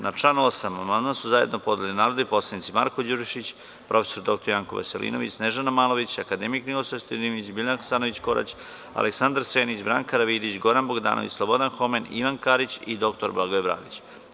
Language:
Serbian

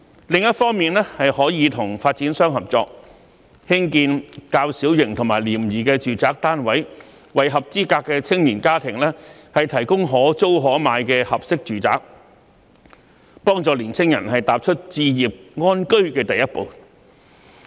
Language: Cantonese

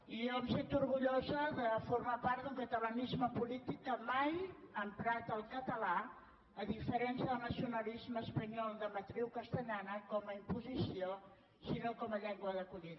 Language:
Catalan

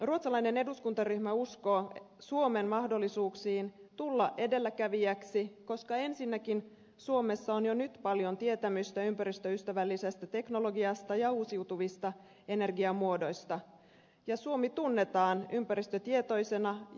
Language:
Finnish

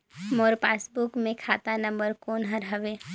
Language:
Chhattisgarhi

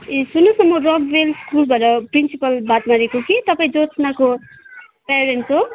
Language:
Nepali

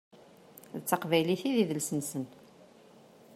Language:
Kabyle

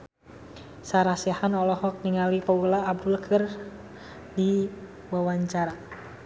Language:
Sundanese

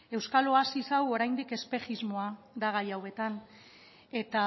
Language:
Basque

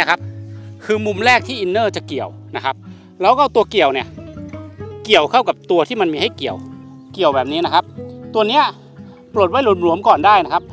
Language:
Thai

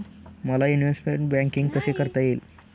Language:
Marathi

